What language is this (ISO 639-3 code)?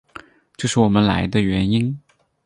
zho